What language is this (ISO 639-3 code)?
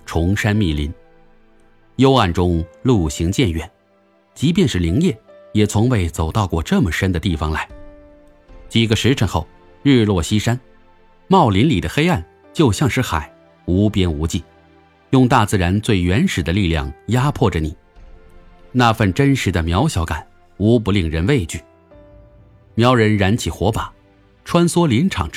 zho